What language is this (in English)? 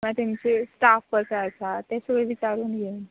Konkani